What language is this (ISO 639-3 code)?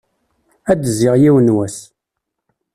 kab